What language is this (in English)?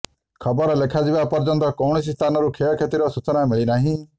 Odia